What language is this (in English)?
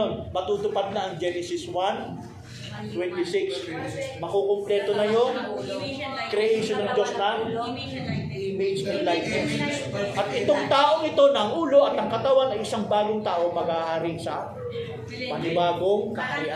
Filipino